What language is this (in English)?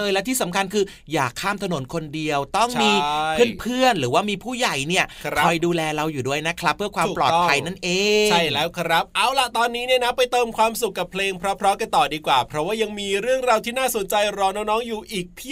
Thai